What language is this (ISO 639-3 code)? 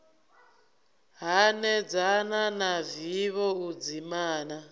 ven